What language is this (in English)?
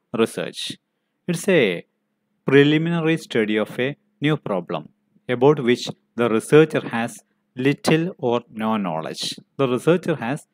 English